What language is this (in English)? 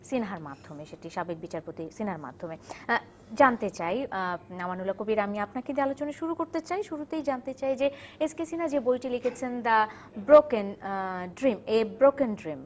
Bangla